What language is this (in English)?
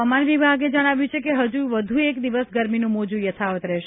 Gujarati